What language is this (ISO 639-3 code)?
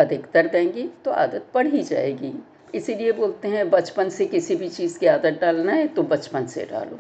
hin